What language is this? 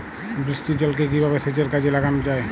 Bangla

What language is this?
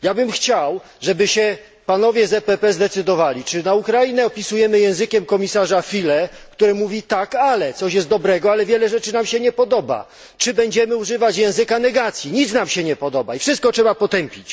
Polish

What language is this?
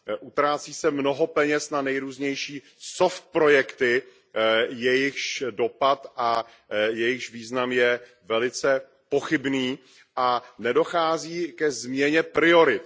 Czech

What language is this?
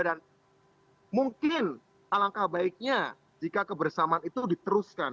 Indonesian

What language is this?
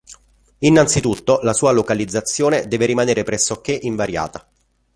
Italian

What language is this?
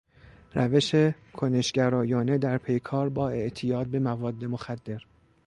Persian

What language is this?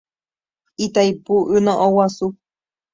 Guarani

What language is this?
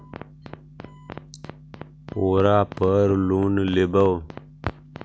Magahi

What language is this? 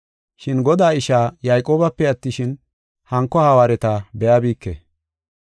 Gofa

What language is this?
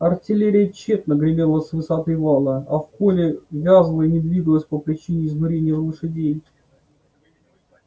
Russian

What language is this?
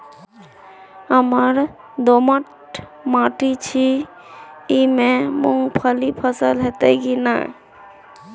Maithili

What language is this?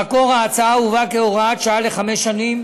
Hebrew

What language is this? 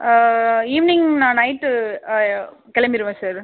Tamil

